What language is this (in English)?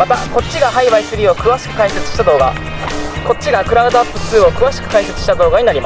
Japanese